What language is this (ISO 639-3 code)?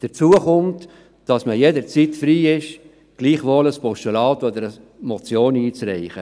gsw